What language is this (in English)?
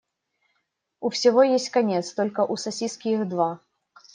Russian